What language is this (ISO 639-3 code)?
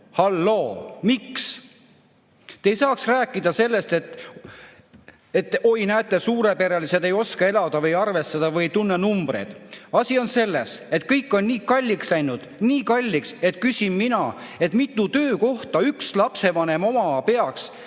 est